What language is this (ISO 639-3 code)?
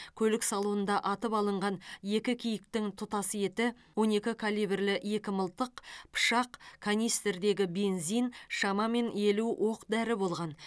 kaz